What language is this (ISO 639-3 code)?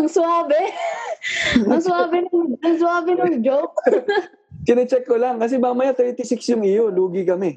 fil